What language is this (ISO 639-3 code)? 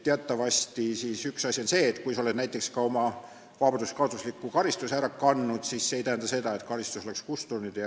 est